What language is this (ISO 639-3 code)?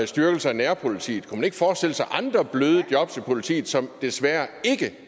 dan